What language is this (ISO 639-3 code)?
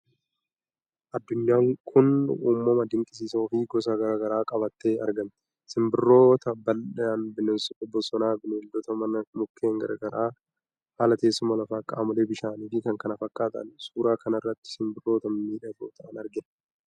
orm